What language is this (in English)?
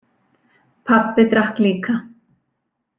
Icelandic